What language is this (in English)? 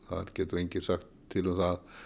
Icelandic